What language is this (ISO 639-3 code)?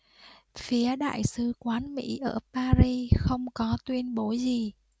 vie